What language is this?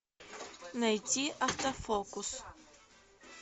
Russian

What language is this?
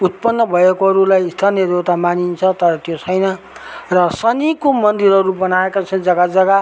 Nepali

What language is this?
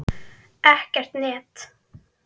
Icelandic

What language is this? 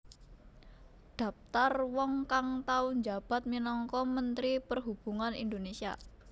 Javanese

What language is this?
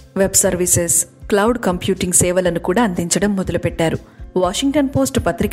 Telugu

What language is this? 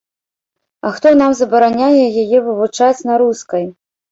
Belarusian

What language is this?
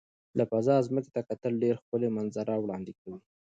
Pashto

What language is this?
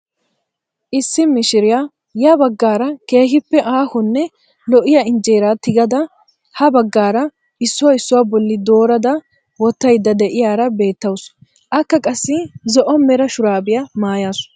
Wolaytta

